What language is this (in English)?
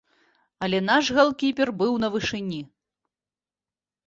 Belarusian